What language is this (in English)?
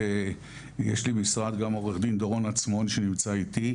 Hebrew